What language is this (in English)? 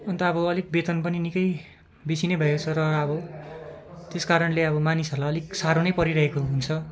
Nepali